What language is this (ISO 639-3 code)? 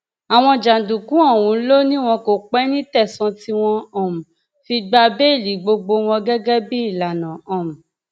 yor